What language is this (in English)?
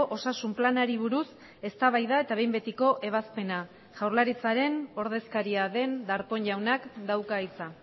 Basque